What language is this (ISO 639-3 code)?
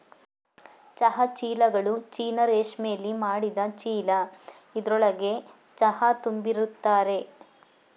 kan